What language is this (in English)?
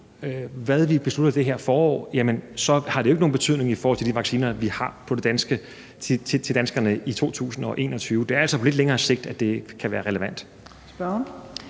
Danish